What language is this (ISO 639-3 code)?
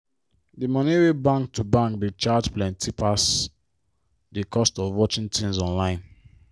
pcm